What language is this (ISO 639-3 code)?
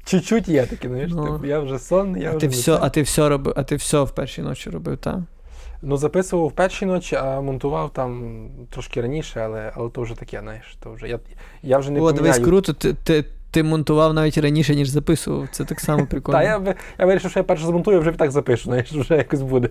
ukr